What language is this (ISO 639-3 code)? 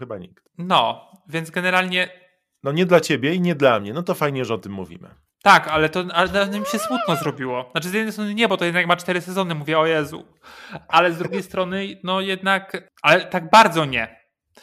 pol